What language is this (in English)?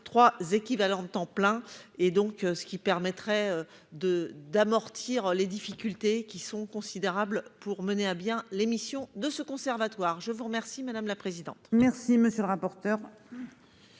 French